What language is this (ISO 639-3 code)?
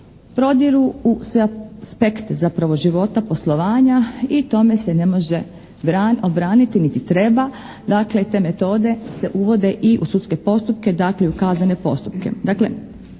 hrv